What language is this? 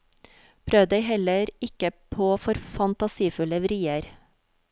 Norwegian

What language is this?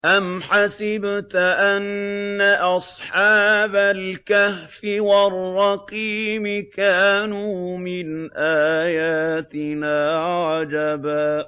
Arabic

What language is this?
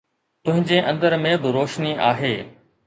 Sindhi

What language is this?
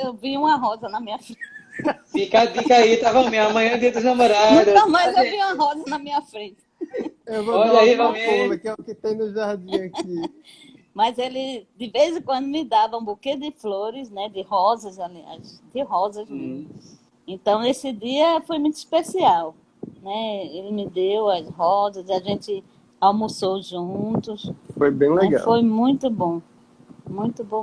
Portuguese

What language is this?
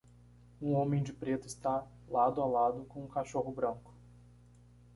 Portuguese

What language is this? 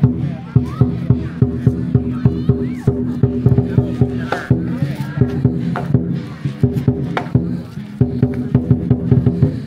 Thai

